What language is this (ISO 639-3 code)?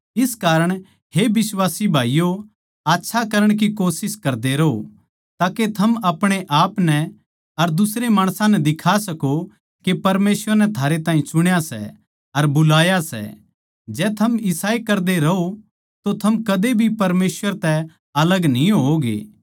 bgc